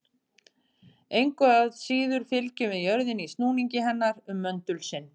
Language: Icelandic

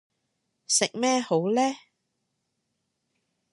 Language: Cantonese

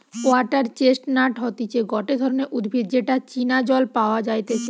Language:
Bangla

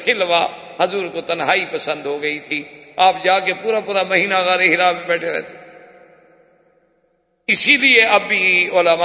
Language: Urdu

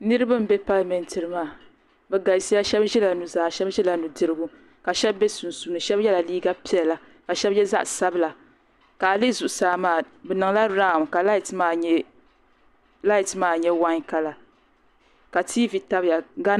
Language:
Dagbani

